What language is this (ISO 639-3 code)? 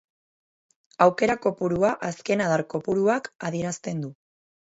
eus